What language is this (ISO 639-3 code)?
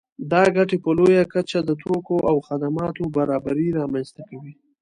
pus